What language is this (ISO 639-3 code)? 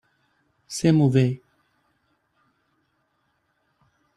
fra